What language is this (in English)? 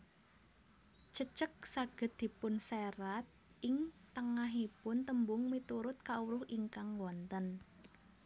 Javanese